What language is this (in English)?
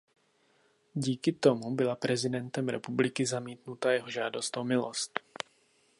Czech